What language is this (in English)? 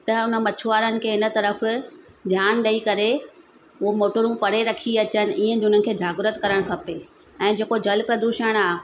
Sindhi